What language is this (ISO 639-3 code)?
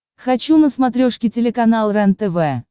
rus